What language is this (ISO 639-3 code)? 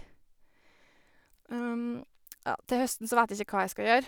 nor